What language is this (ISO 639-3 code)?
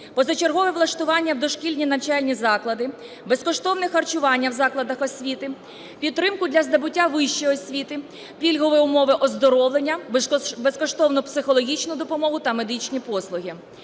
ukr